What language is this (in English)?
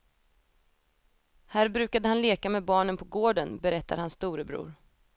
Swedish